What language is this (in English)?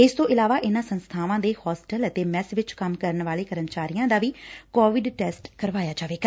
Punjabi